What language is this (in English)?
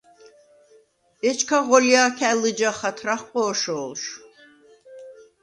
Svan